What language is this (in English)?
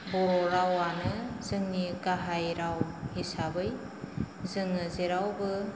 Bodo